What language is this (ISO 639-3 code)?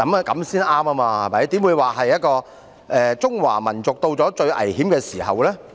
yue